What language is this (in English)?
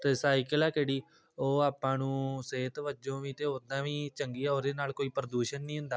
Punjabi